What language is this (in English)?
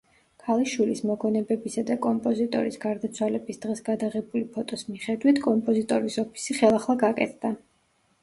Georgian